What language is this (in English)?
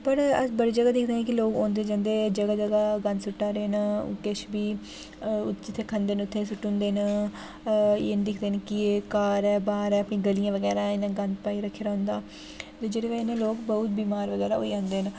Dogri